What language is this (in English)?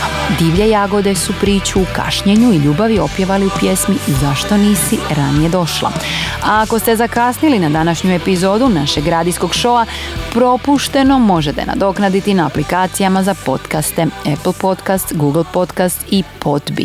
Croatian